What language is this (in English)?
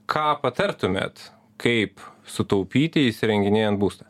Lithuanian